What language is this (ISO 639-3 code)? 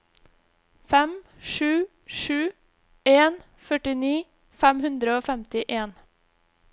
nor